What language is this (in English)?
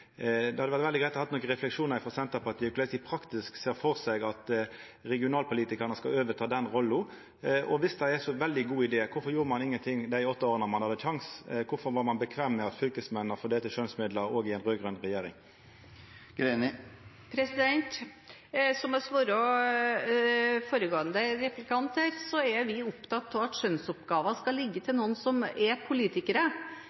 Norwegian